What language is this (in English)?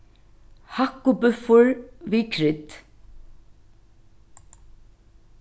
Faroese